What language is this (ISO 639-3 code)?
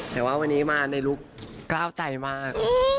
tha